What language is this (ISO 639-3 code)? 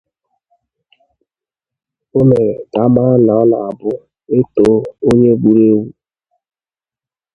ibo